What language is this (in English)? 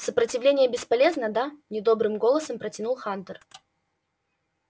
Russian